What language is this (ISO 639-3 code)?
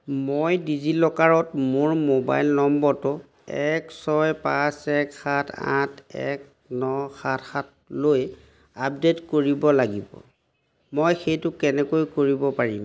asm